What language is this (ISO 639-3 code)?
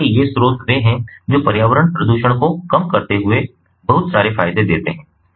hin